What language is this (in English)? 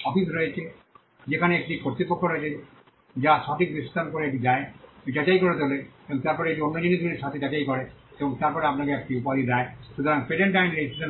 Bangla